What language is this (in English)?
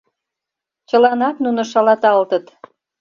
Mari